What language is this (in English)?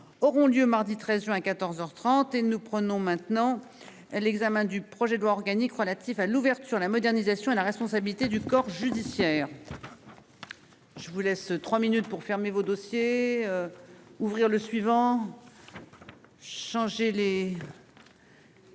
French